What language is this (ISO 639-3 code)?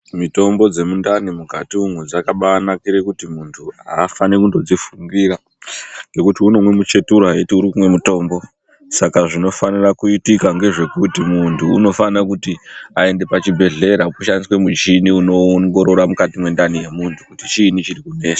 ndc